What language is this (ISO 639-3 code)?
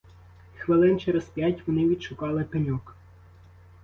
ukr